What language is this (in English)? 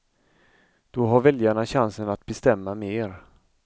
Swedish